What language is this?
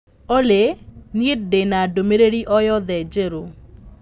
Kikuyu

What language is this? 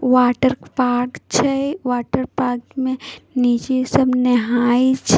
Maithili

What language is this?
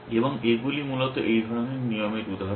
Bangla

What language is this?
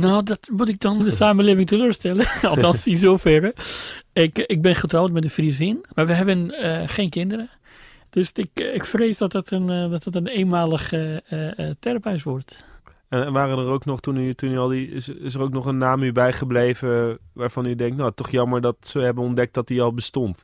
Dutch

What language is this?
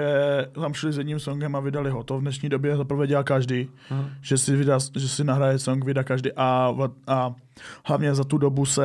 Czech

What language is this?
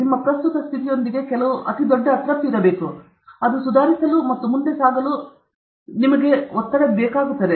Kannada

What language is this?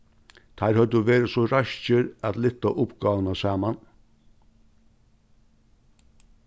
Faroese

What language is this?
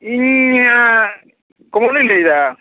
Santali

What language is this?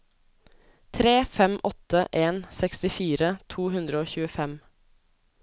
Norwegian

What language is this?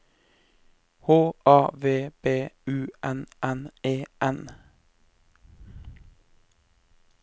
Norwegian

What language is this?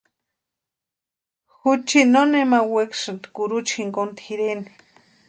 Western Highland Purepecha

